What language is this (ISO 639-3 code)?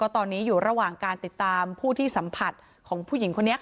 tha